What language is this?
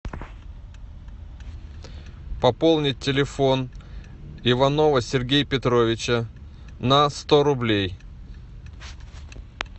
Russian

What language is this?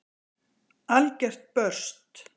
Icelandic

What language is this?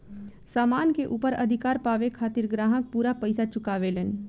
Bhojpuri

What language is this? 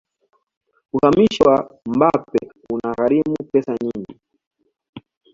Swahili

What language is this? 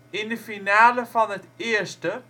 Dutch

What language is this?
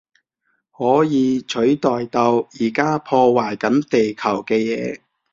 Cantonese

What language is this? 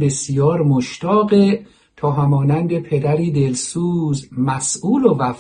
Persian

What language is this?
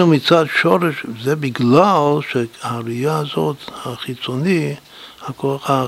Hebrew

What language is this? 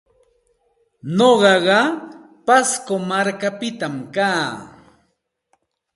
Santa Ana de Tusi Pasco Quechua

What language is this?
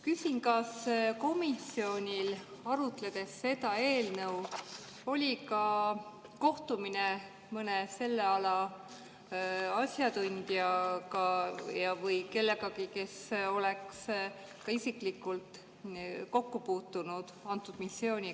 Estonian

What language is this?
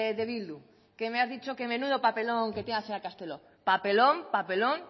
Spanish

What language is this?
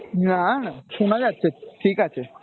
Bangla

